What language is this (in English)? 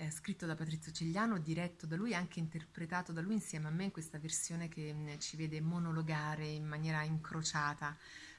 Italian